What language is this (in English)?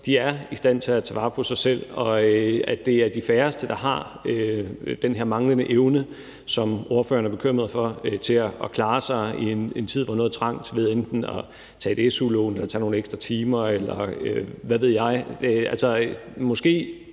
Danish